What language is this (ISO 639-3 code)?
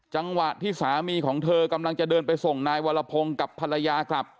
tha